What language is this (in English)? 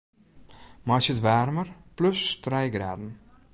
Western Frisian